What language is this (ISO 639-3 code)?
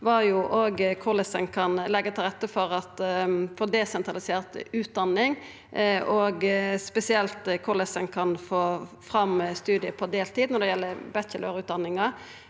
nor